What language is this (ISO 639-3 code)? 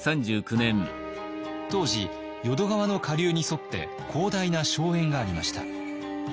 jpn